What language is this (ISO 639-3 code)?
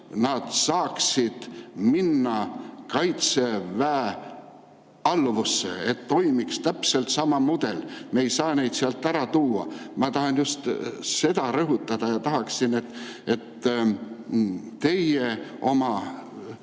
est